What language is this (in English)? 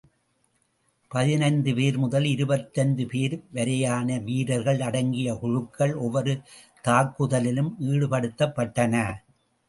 Tamil